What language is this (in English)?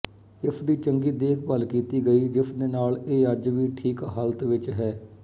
Punjabi